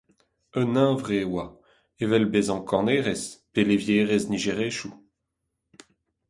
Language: Breton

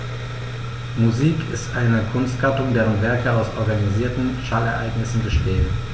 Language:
German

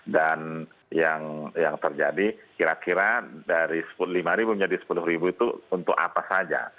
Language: Indonesian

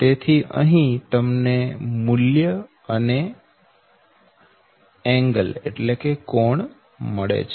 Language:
Gujarati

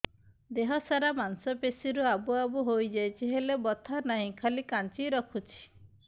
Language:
Odia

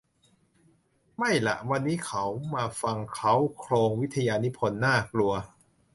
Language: Thai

